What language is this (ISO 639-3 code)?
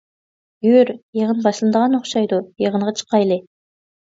uig